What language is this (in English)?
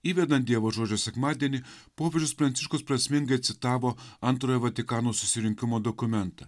Lithuanian